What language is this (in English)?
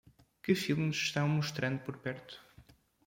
Portuguese